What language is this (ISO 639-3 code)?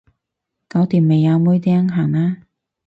yue